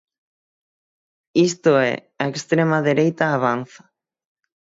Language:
Galician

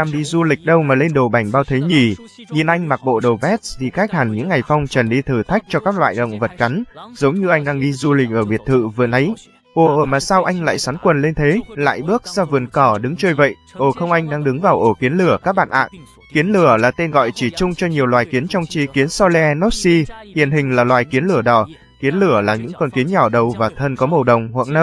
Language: Vietnamese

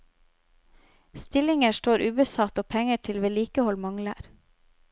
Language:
Norwegian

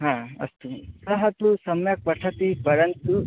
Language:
Sanskrit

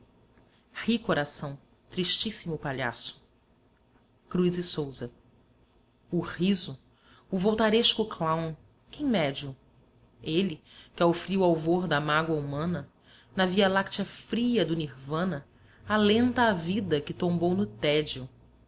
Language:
Portuguese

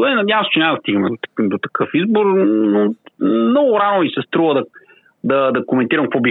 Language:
Bulgarian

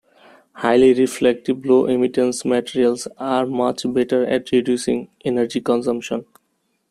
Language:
English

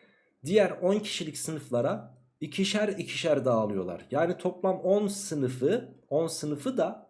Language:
Turkish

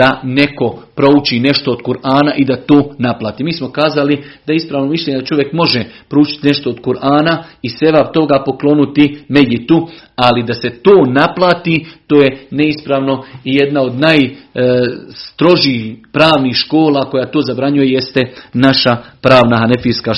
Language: Croatian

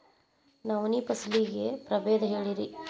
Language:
Kannada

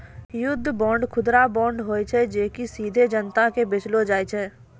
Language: Maithili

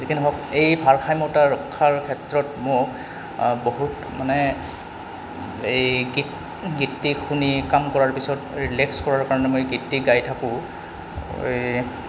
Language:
Assamese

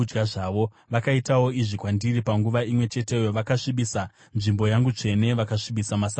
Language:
Shona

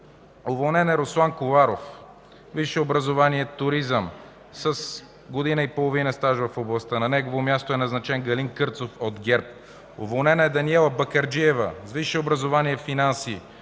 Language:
Bulgarian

